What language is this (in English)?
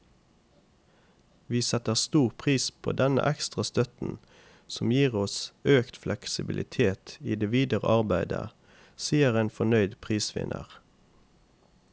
Norwegian